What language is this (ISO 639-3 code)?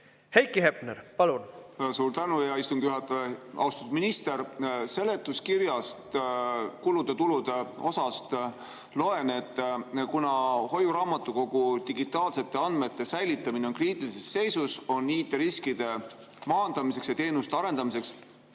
est